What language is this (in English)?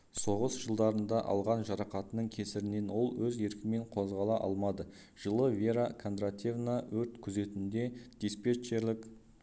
Kazakh